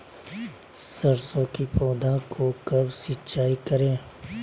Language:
Magahi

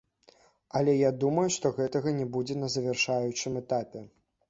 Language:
Belarusian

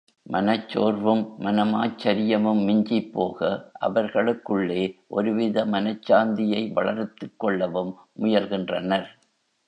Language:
Tamil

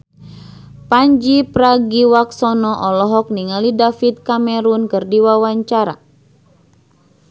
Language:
Sundanese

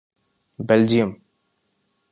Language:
Urdu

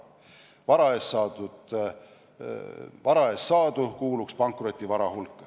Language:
Estonian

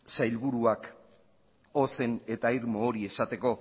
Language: Basque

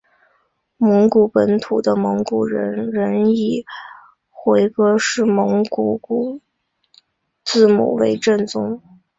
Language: Chinese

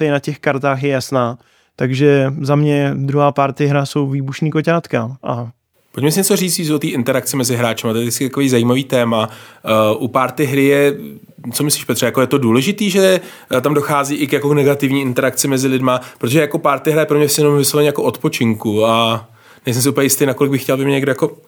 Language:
Czech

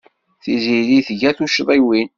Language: Kabyle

